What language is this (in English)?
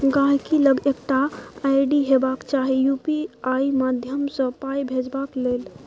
Maithili